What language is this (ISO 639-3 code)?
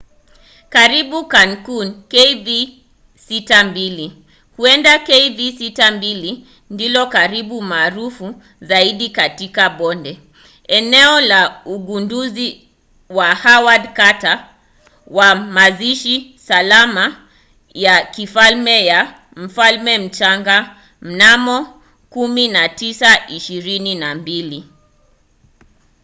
swa